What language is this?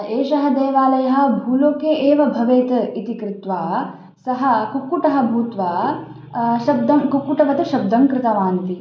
Sanskrit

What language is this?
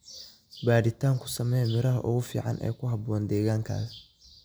Somali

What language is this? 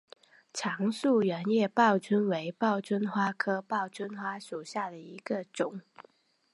Chinese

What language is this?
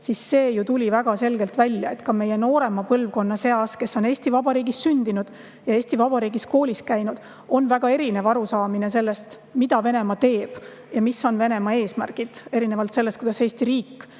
Estonian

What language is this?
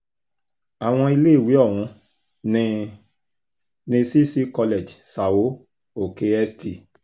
Yoruba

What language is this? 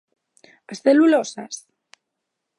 Galician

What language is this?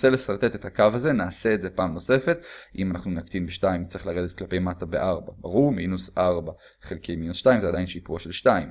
Hebrew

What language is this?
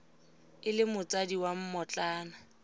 Tswana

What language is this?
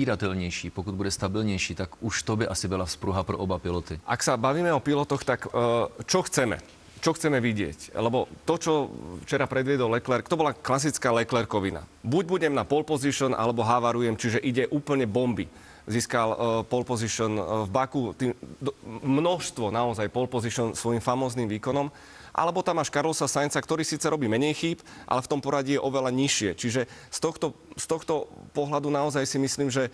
Czech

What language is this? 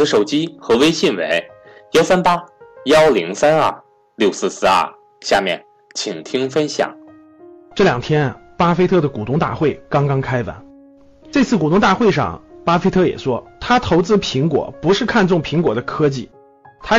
Chinese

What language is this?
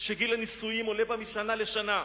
Hebrew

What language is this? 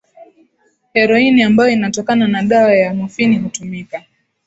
Swahili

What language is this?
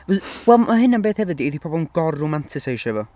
Welsh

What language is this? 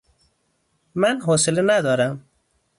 Persian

